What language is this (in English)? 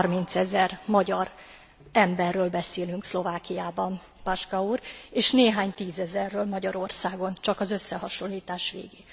Hungarian